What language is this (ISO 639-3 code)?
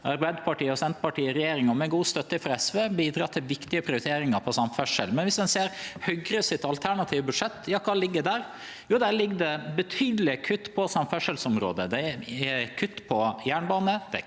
nor